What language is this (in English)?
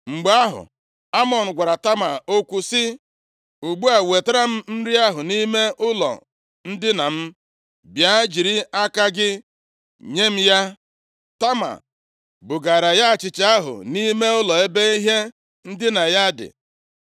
Igbo